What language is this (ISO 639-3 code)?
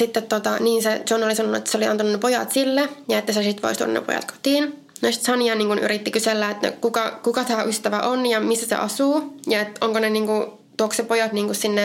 fin